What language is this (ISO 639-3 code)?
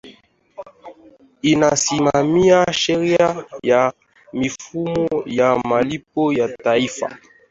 swa